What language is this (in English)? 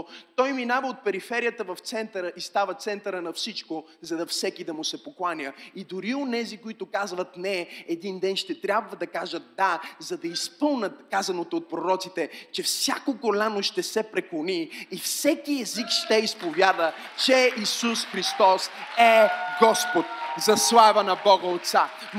Bulgarian